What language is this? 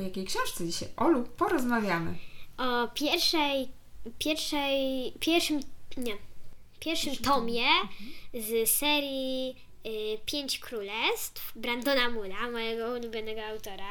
Polish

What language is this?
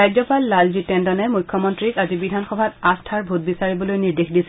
Assamese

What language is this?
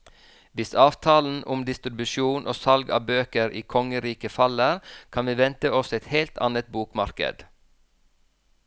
Norwegian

